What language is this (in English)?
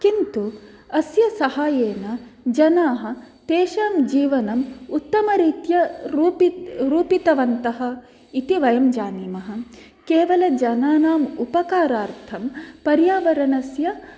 Sanskrit